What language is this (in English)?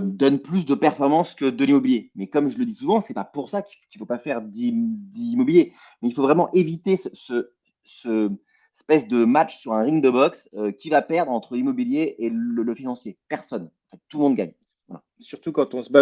French